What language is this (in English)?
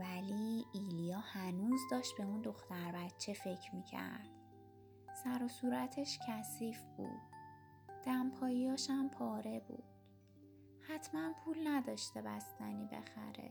Persian